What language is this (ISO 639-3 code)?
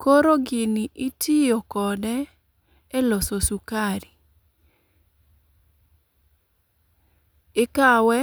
luo